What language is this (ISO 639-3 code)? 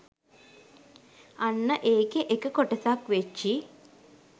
sin